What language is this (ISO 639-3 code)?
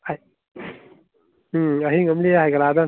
mni